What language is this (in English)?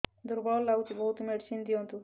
Odia